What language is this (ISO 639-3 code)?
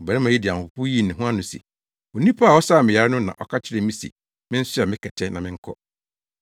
aka